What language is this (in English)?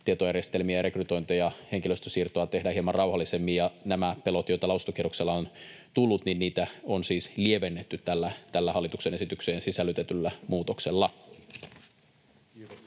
Finnish